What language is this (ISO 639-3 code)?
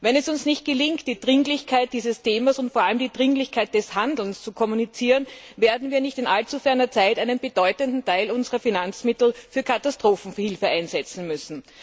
deu